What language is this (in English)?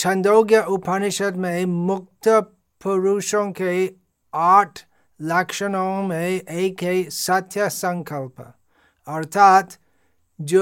Hindi